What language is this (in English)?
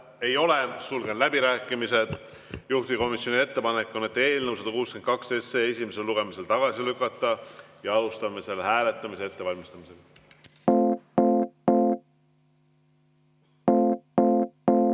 Estonian